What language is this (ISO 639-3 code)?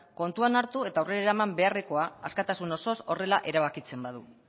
eus